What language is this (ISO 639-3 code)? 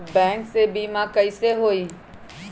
mag